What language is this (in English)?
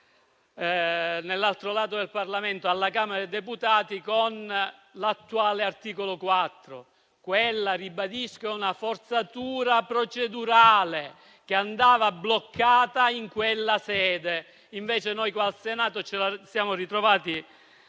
Italian